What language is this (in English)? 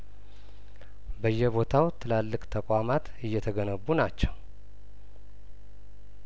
Amharic